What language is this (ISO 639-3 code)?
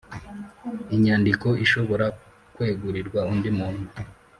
kin